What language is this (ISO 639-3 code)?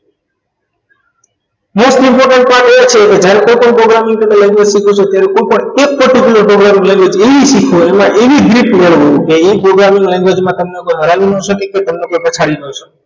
guj